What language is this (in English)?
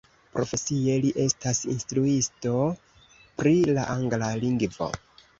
Esperanto